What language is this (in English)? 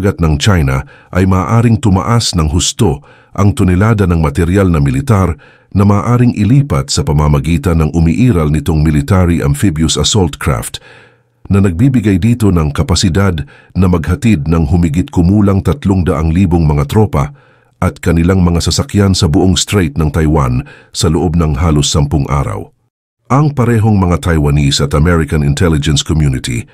Filipino